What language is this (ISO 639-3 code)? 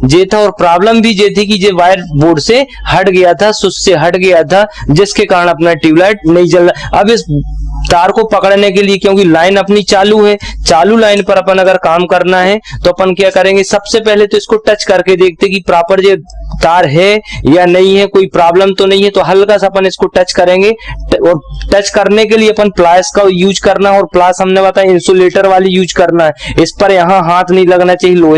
hin